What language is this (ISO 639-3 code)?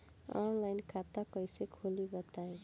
bho